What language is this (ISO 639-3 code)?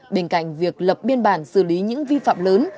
vie